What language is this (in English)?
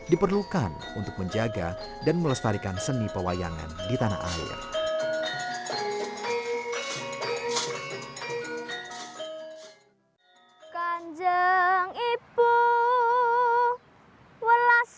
Indonesian